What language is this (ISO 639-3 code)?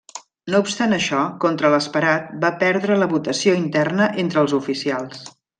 cat